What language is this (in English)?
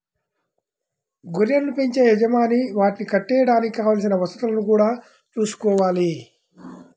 Telugu